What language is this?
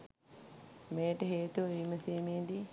Sinhala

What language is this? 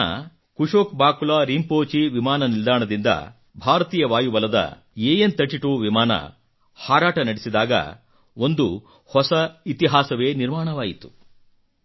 Kannada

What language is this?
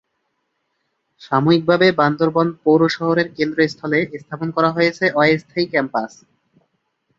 Bangla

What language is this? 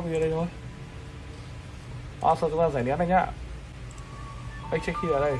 Vietnamese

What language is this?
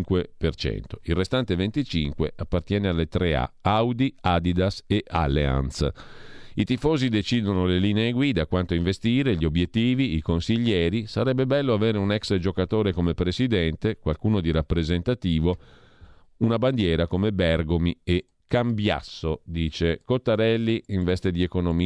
Italian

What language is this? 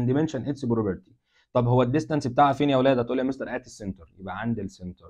Arabic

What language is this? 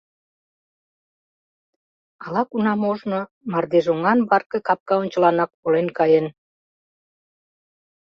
Mari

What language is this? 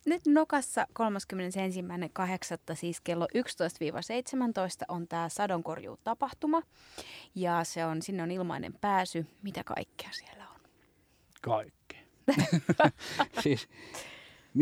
Finnish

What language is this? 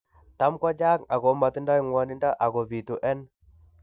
Kalenjin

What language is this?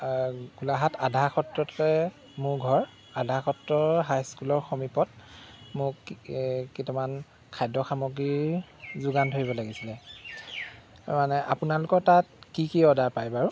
Assamese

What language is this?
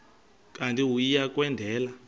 Xhosa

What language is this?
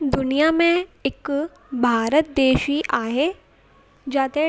Sindhi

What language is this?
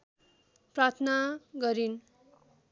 Nepali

